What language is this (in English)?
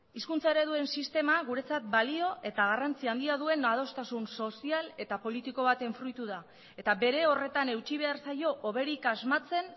Basque